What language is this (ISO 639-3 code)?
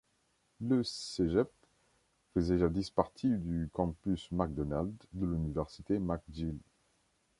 fra